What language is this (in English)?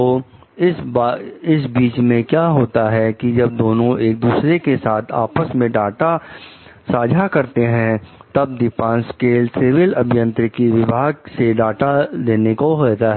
Hindi